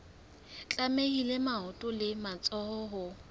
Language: Southern Sotho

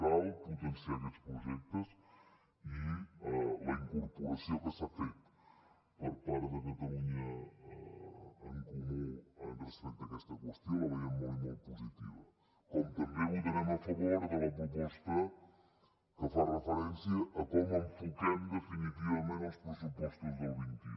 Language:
Catalan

